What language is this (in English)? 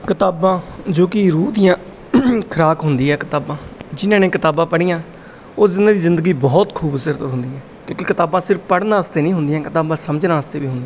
Punjabi